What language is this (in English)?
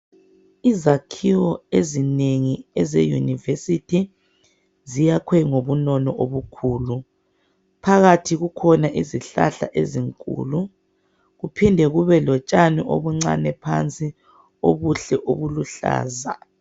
North Ndebele